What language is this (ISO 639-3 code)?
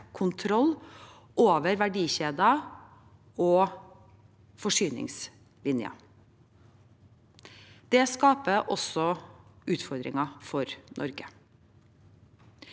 nor